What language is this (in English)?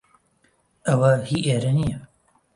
Central Kurdish